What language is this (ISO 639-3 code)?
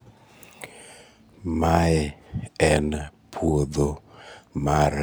luo